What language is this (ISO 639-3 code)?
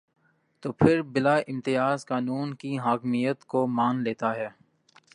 urd